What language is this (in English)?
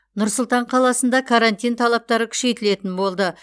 Kazakh